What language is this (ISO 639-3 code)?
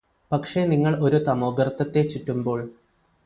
mal